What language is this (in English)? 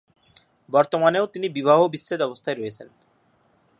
Bangla